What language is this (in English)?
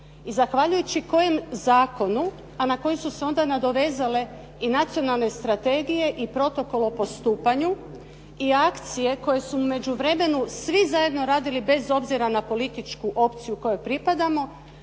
Croatian